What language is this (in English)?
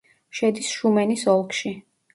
Georgian